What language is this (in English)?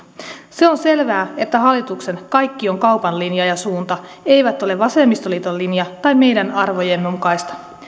Finnish